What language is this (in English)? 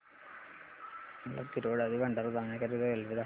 Marathi